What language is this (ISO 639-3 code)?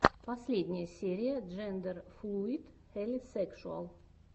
rus